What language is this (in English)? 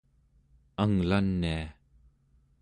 Central Yupik